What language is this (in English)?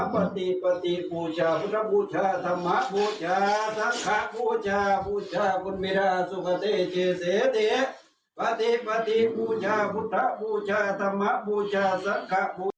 Thai